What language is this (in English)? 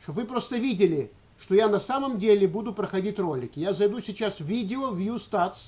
Russian